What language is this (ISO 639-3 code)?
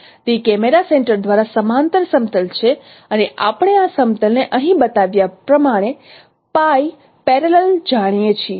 guj